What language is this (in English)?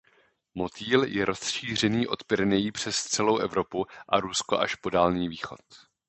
Czech